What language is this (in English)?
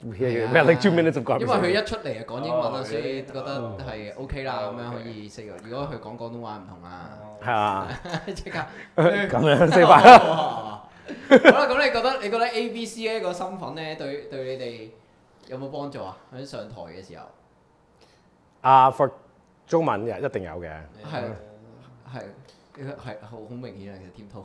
Chinese